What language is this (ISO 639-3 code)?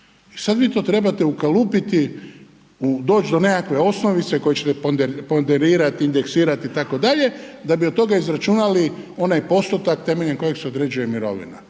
hrv